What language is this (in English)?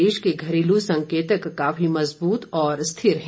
Hindi